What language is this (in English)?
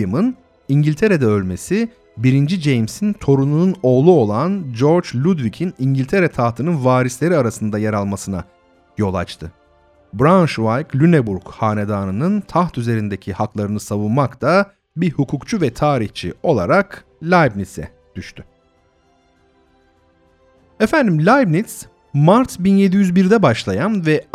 Turkish